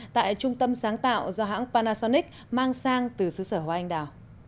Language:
Vietnamese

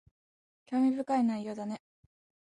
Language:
Japanese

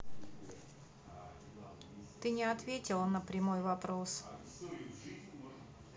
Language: Russian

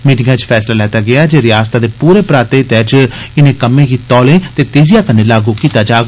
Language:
Dogri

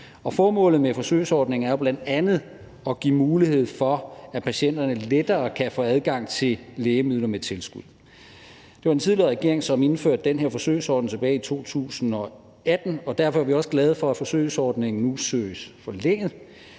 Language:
Danish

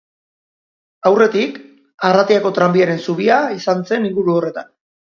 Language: Basque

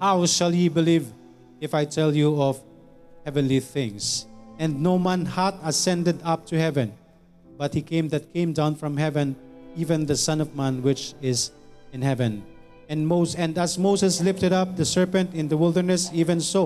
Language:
Filipino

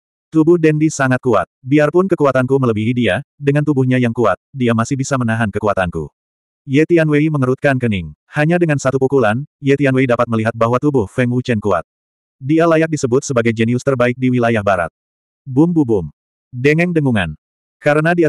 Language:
Indonesian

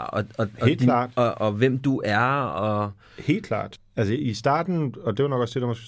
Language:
Danish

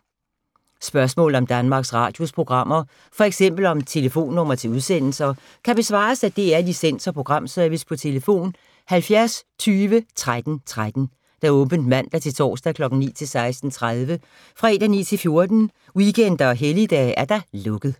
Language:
Danish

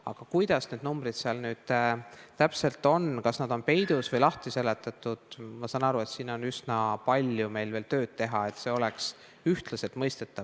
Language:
Estonian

